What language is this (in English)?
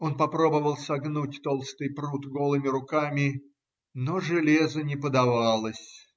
Russian